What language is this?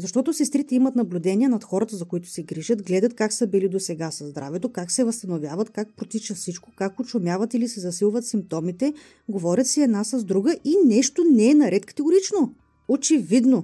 Bulgarian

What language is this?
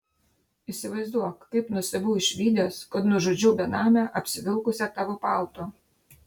Lithuanian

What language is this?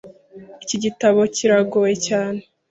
Kinyarwanda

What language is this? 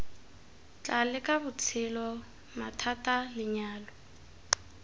Tswana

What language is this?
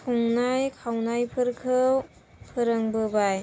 Bodo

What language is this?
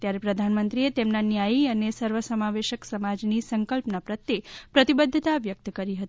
Gujarati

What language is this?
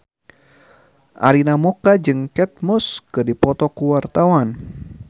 Sundanese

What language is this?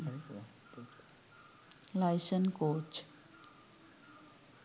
Sinhala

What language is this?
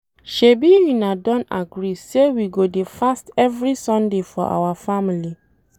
Nigerian Pidgin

